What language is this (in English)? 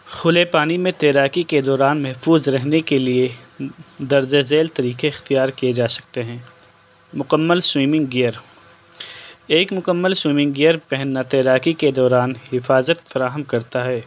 Urdu